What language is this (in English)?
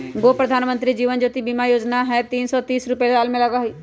Magahi